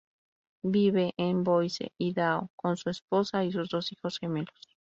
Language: Spanish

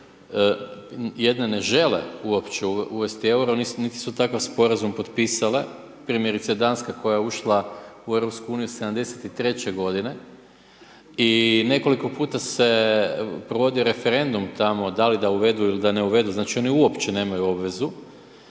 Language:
Croatian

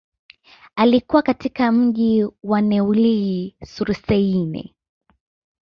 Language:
Swahili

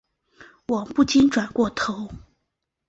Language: Chinese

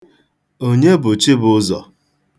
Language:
Igbo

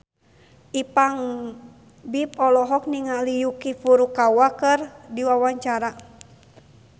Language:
Sundanese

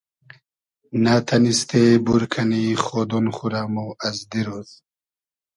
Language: Hazaragi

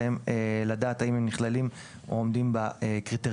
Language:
Hebrew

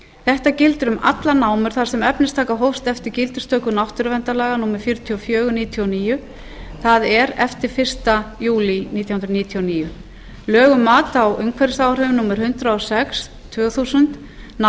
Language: Icelandic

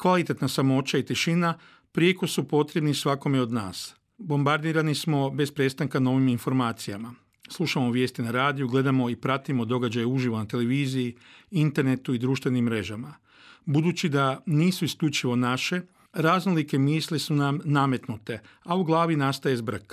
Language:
Croatian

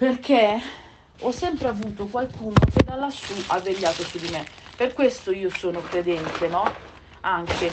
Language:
Italian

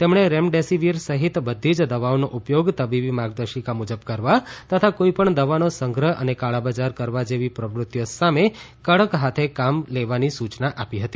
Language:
Gujarati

